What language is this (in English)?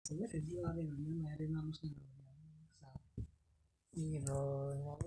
Masai